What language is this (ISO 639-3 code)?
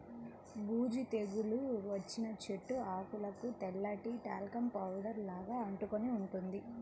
tel